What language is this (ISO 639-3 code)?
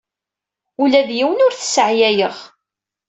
kab